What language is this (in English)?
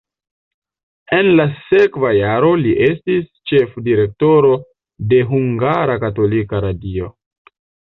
Esperanto